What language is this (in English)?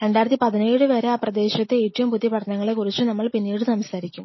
Malayalam